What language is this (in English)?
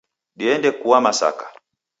Taita